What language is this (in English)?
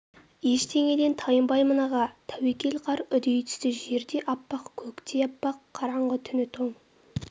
Kazakh